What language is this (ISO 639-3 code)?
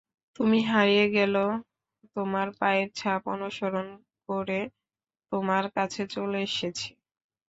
ben